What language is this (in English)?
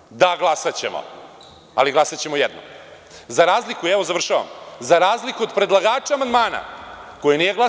Serbian